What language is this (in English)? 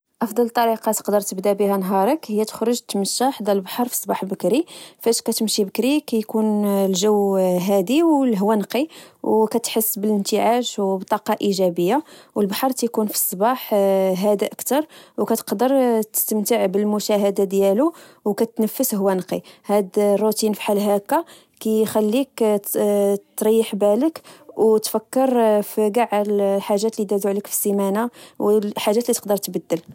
Moroccan Arabic